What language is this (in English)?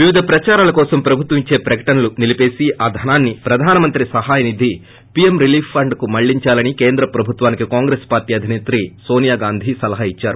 Telugu